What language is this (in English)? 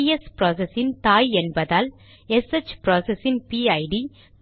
Tamil